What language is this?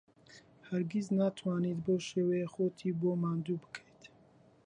Central Kurdish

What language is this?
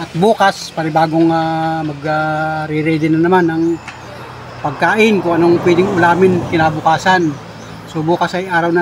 Filipino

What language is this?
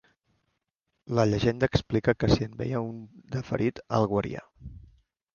Catalan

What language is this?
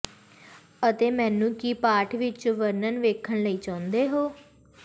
Punjabi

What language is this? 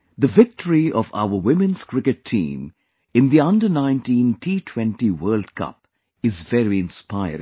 English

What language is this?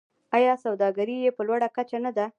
Pashto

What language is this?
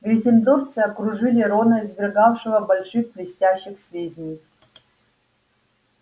Russian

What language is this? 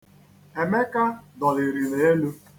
Igbo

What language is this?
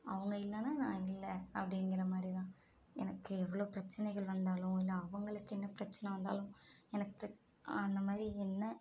Tamil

